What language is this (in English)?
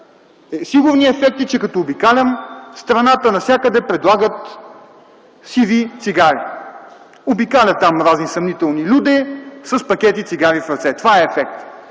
Bulgarian